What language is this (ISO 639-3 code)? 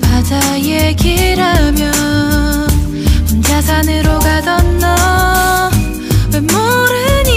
kor